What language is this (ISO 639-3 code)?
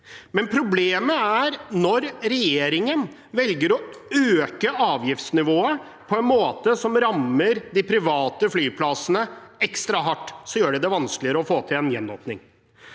nor